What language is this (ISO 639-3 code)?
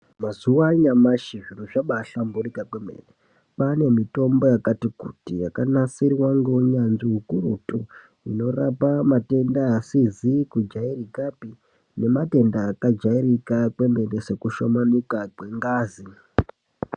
ndc